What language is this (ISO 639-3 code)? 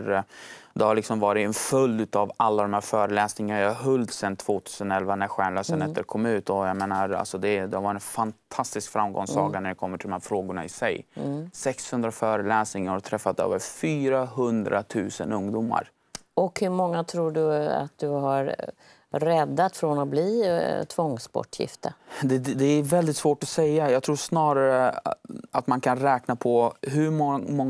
swe